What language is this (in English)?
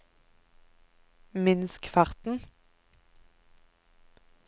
Norwegian